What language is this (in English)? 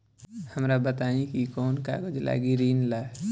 Bhojpuri